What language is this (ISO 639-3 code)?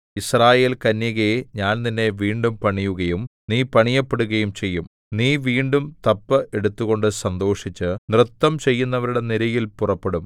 mal